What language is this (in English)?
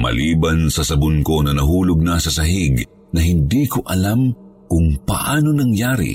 Filipino